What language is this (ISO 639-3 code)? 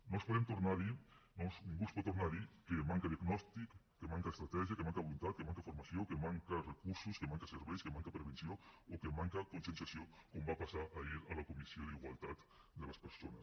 cat